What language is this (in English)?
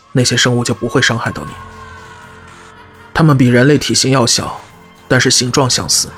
Chinese